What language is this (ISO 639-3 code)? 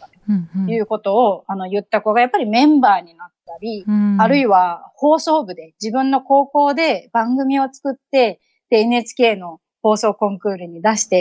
jpn